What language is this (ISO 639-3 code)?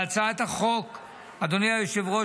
heb